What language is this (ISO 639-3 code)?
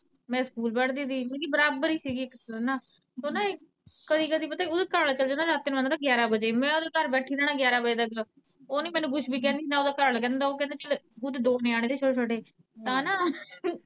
pan